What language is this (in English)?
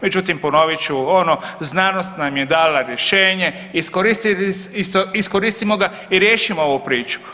Croatian